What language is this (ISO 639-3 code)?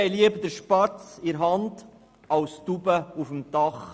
gsw